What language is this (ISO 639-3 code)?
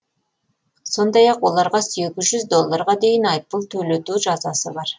kaz